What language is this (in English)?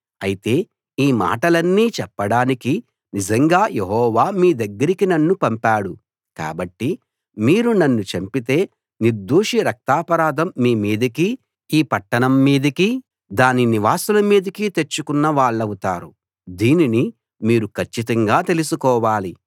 Telugu